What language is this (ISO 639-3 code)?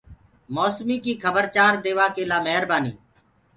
ggg